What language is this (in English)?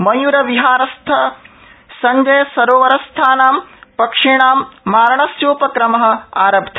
Sanskrit